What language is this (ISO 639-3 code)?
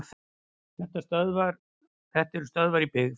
isl